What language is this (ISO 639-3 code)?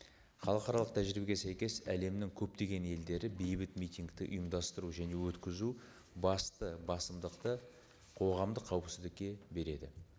kaz